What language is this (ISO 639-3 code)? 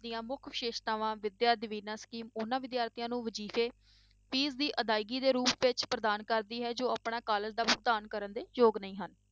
pan